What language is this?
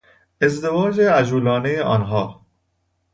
Persian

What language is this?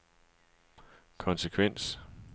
Danish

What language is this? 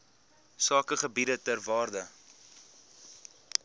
Afrikaans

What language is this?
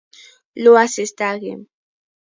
Kalenjin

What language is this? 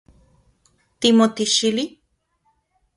Central Puebla Nahuatl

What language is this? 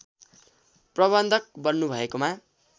Nepali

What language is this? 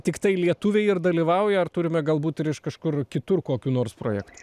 Lithuanian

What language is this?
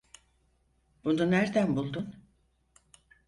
Turkish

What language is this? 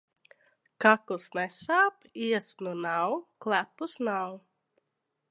Latvian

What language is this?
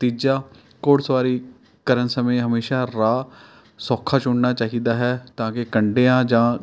Punjabi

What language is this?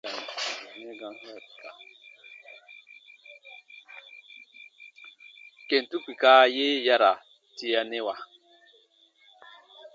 Baatonum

